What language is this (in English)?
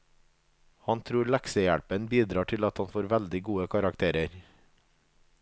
Norwegian